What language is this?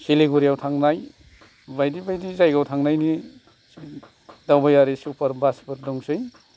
Bodo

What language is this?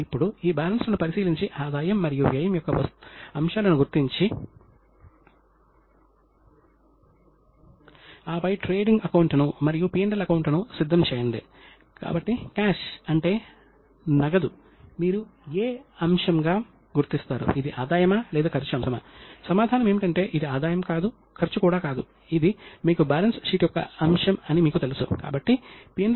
Telugu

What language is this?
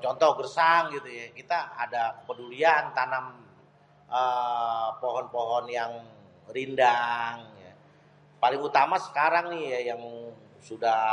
Betawi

